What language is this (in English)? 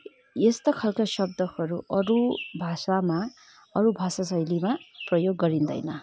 Nepali